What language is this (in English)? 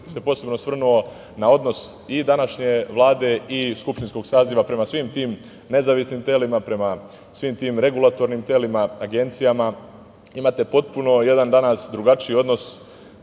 Serbian